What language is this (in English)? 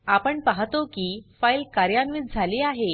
Marathi